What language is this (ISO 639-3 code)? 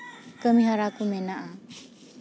sat